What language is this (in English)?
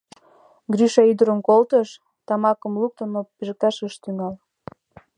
Mari